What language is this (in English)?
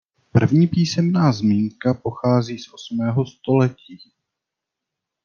Czech